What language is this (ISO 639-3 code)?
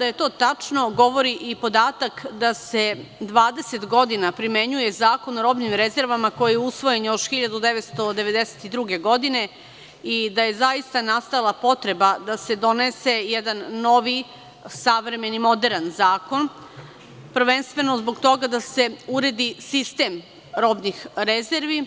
srp